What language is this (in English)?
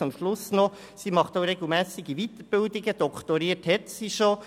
Swiss German